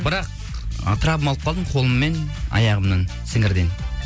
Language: Kazakh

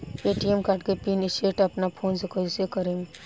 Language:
Bhojpuri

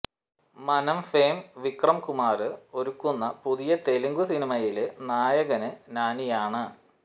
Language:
Malayalam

